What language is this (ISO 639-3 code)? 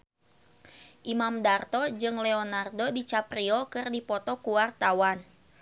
sun